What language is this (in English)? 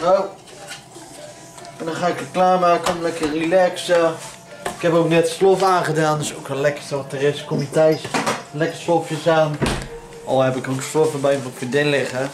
Dutch